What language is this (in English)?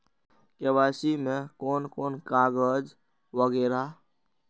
Maithili